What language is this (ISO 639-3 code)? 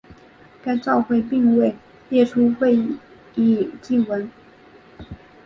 zho